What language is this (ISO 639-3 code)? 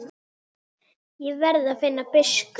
isl